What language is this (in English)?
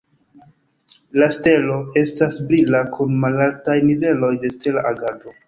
Esperanto